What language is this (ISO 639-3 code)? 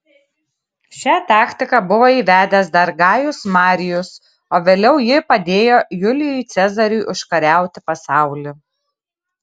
lit